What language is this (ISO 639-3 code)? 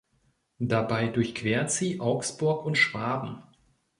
deu